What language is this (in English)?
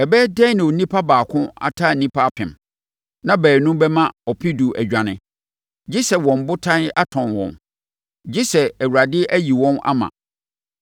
Akan